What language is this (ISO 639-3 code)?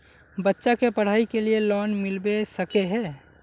mag